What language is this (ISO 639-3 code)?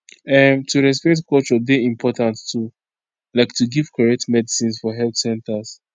pcm